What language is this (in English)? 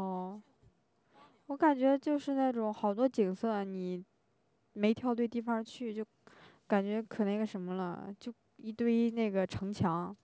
Chinese